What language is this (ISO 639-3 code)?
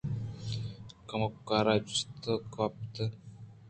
bgp